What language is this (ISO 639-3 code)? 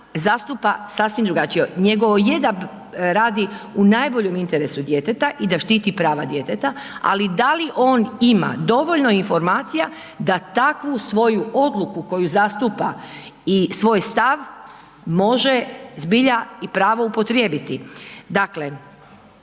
hrv